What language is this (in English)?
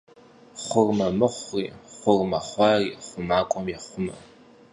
Kabardian